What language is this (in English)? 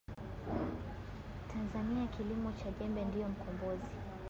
Swahili